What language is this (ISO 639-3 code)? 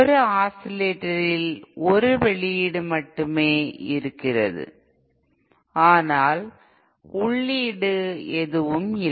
tam